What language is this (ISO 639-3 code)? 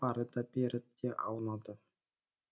kaz